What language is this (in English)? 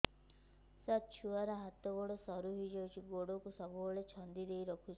Odia